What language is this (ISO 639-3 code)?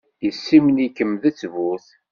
kab